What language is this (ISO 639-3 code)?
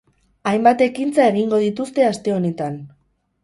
eus